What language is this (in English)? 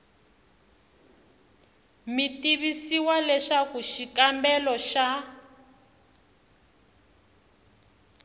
Tsonga